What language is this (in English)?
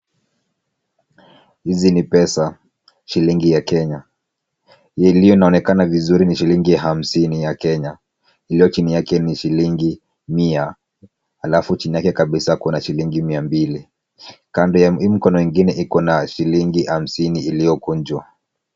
Swahili